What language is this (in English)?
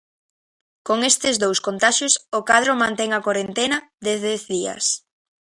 Galician